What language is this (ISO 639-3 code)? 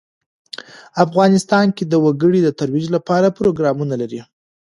pus